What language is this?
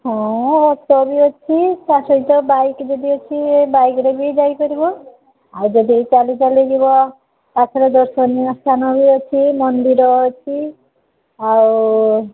Odia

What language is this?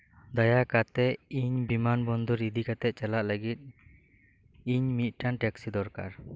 Santali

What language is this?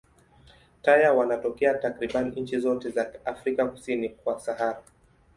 Swahili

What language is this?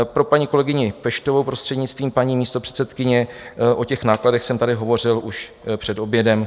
Czech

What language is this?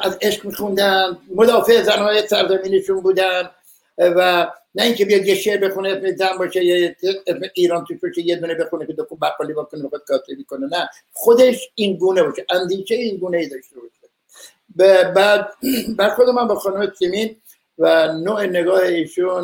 Persian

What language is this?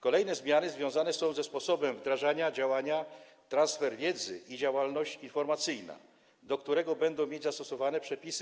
Polish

